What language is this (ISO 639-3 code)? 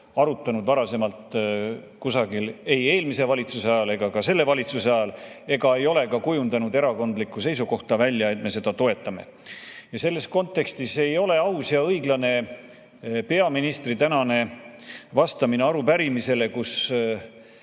est